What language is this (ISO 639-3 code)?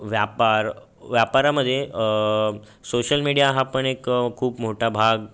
mar